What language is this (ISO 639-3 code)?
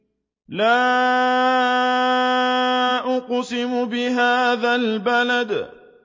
ara